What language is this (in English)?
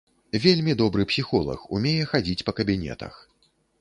Belarusian